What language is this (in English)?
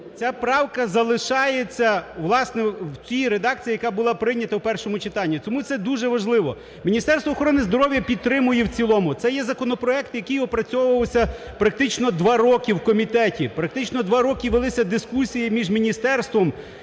Ukrainian